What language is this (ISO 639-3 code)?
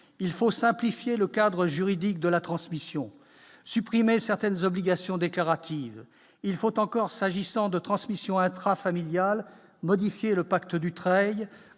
fra